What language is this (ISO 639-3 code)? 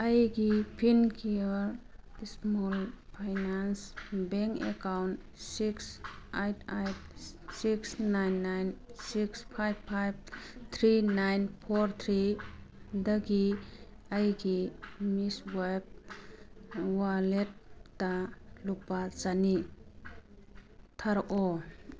mni